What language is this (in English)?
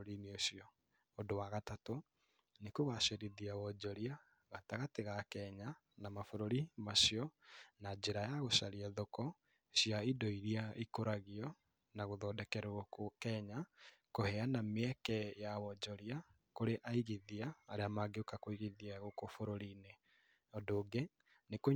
Kikuyu